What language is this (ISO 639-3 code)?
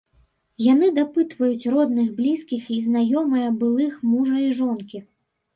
bel